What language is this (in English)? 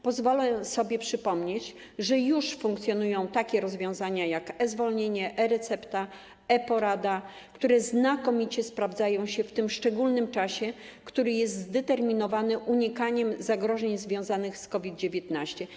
Polish